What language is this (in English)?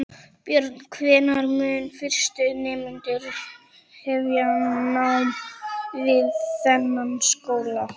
Icelandic